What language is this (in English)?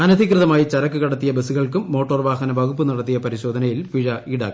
Malayalam